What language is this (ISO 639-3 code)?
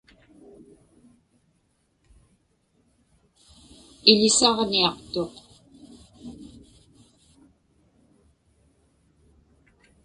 ipk